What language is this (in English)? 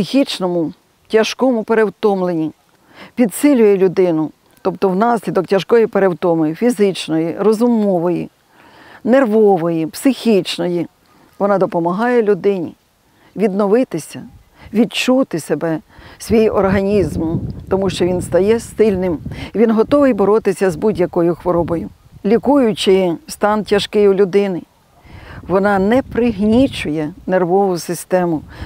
Ukrainian